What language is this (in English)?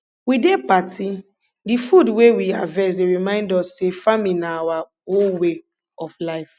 Nigerian Pidgin